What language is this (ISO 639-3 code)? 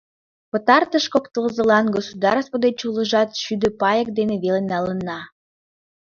chm